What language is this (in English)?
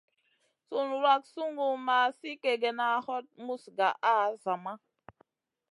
Masana